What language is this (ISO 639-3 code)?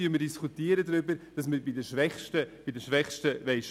gsw